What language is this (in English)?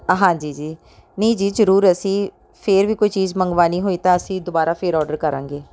Punjabi